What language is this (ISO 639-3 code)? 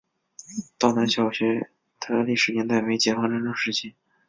zho